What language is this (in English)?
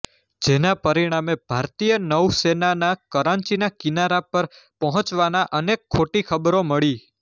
Gujarati